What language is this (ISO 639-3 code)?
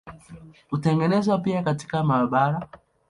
swa